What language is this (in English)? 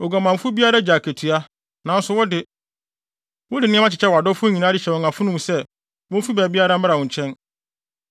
Akan